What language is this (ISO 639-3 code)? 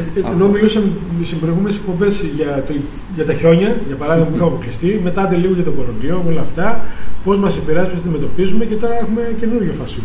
ell